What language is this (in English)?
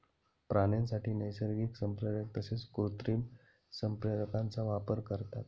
Marathi